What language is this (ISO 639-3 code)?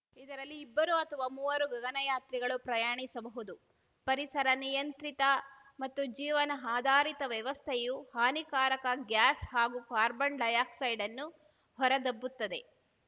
kan